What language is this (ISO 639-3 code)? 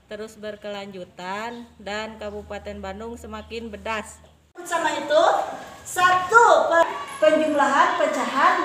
ind